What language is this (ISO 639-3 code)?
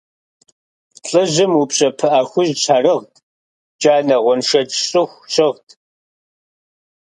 kbd